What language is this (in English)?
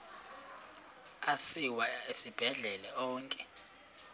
Xhosa